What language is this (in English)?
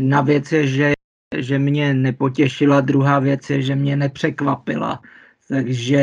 Czech